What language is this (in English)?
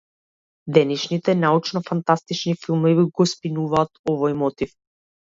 Macedonian